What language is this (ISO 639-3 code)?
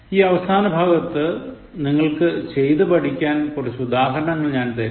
mal